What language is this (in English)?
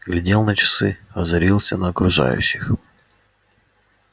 Russian